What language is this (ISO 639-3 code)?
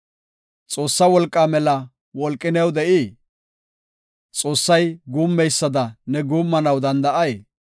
gof